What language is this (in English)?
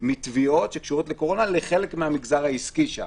Hebrew